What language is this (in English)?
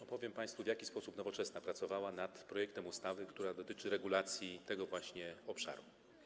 Polish